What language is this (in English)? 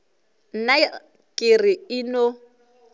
Northern Sotho